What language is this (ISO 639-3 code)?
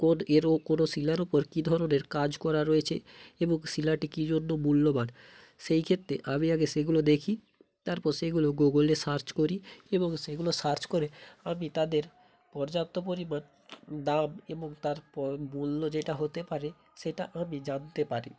ben